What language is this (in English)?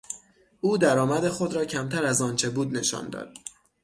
Persian